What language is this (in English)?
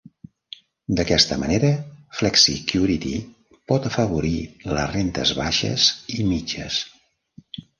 Catalan